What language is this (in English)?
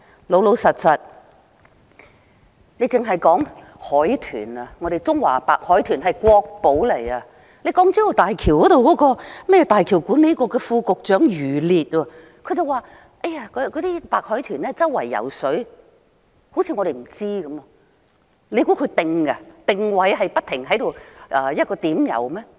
Cantonese